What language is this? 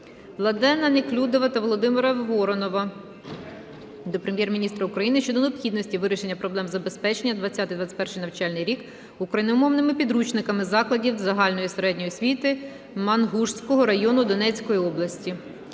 Ukrainian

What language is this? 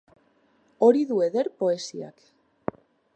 Basque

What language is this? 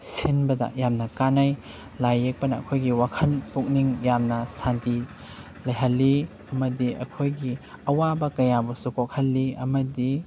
Manipuri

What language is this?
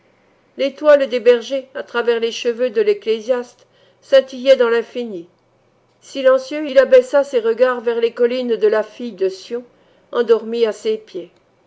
French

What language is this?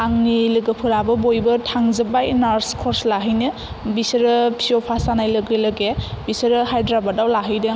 Bodo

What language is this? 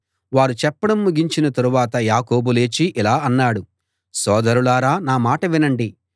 Telugu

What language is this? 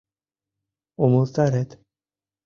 Mari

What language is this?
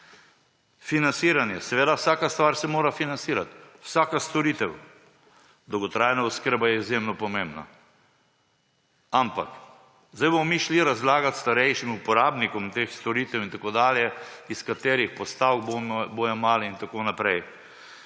Slovenian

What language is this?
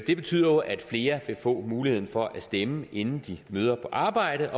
Danish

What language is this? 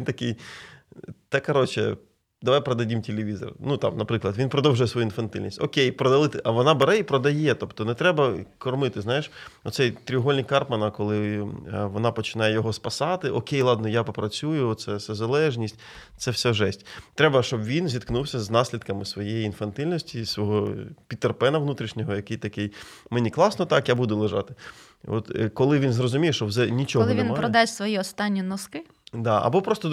Ukrainian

